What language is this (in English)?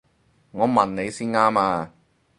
Cantonese